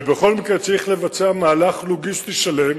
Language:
Hebrew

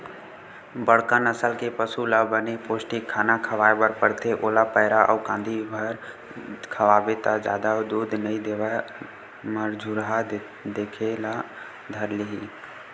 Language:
Chhattisgarhi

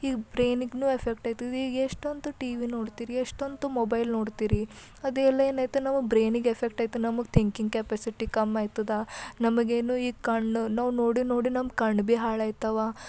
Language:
Kannada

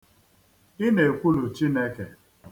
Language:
Igbo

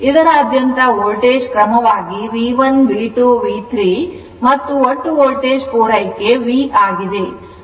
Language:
Kannada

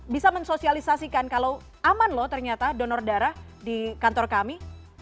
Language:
Indonesian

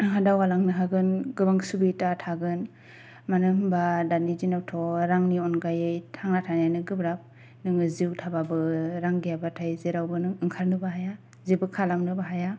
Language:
Bodo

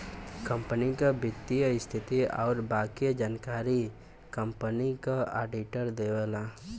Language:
Bhojpuri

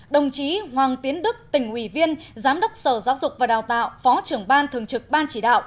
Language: Vietnamese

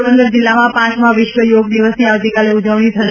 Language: Gujarati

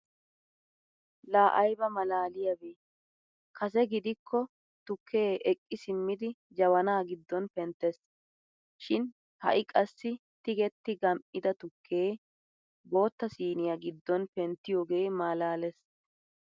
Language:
Wolaytta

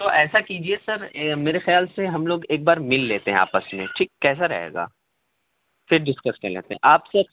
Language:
Urdu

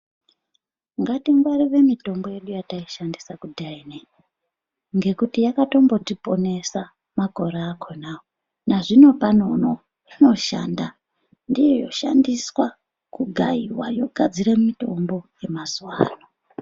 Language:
Ndau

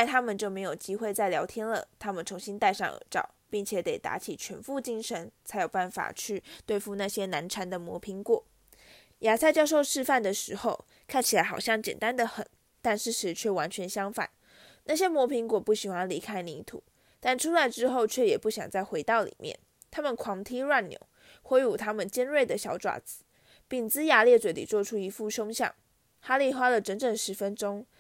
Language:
Chinese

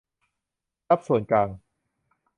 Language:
Thai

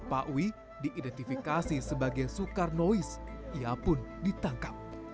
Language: Indonesian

